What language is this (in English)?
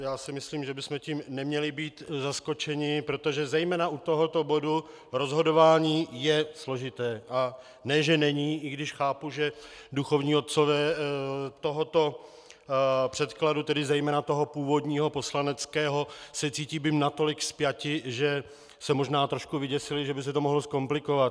Czech